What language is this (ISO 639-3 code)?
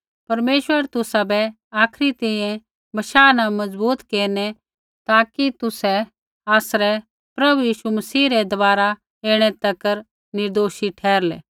kfx